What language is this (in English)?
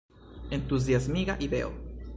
Esperanto